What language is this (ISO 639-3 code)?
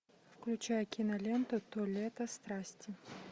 rus